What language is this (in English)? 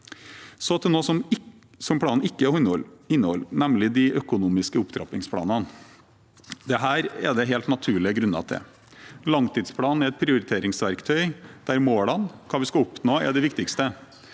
Norwegian